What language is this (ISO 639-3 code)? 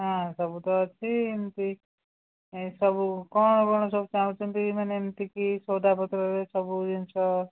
ori